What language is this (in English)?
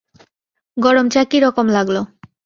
Bangla